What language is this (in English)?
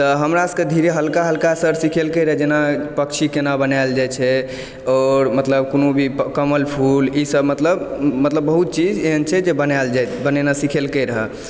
Maithili